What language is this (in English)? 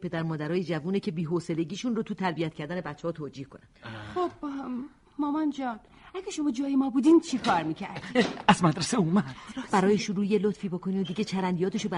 Persian